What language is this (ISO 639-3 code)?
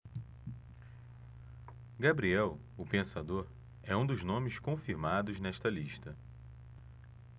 por